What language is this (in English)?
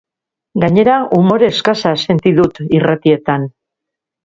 Basque